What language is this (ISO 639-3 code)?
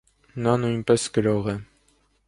hye